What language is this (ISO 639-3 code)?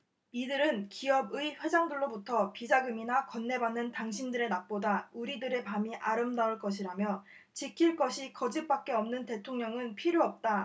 kor